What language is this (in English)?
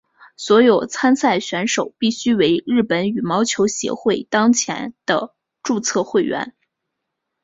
Chinese